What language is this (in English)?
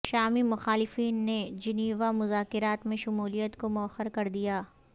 Urdu